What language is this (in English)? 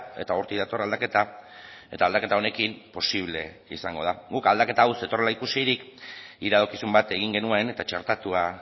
Basque